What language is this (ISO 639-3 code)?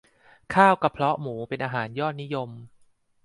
tha